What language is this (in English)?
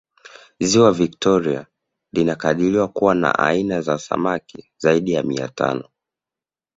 Swahili